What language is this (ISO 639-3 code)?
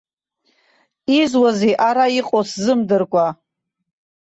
abk